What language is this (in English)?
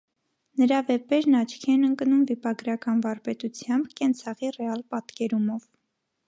Armenian